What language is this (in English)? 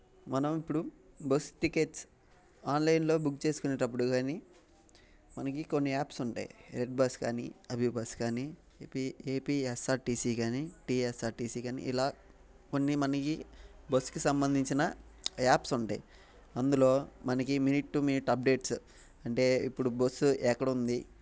Telugu